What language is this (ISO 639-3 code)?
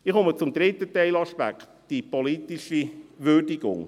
gsw